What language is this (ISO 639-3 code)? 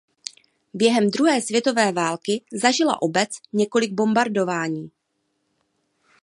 ces